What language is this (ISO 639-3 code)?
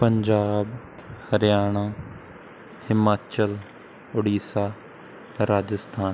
pan